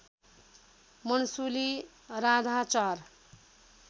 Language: Nepali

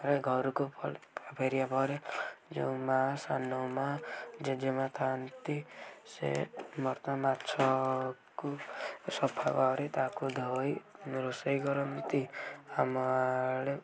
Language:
Odia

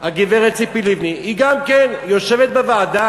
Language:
Hebrew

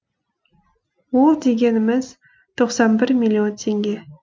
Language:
Kazakh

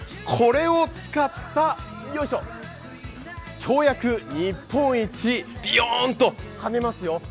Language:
Japanese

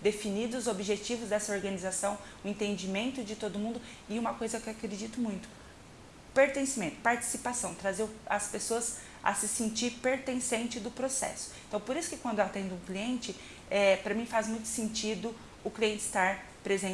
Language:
Portuguese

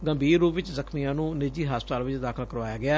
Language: Punjabi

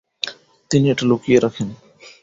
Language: Bangla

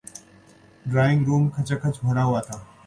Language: Urdu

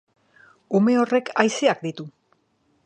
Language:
Basque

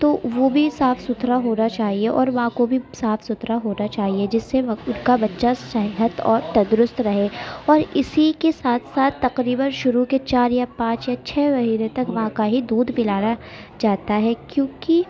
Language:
Urdu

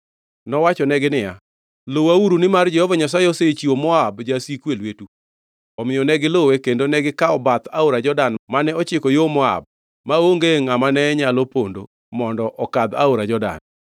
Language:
Luo (Kenya and Tanzania)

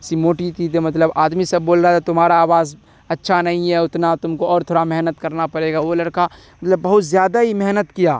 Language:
Urdu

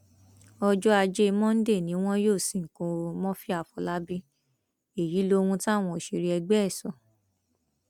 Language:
Yoruba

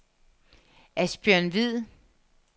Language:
Danish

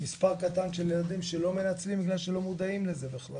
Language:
Hebrew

